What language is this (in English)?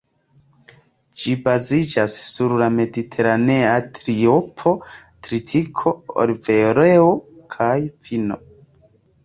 Esperanto